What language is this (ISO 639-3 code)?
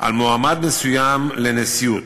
heb